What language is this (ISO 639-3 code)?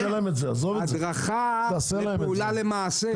heb